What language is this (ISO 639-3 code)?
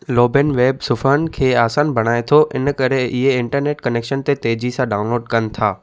snd